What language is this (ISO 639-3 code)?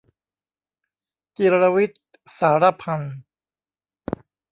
tha